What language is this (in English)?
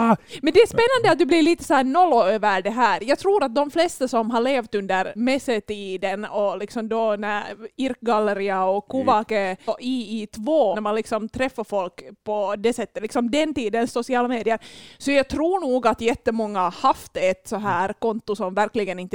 Swedish